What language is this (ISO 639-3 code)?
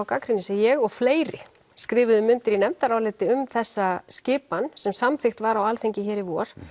isl